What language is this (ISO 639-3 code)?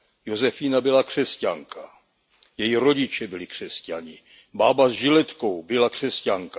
ces